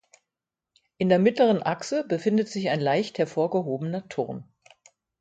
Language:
German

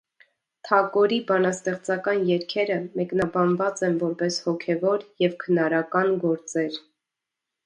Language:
Armenian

